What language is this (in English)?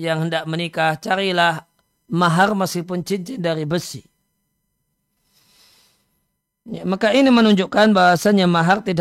Indonesian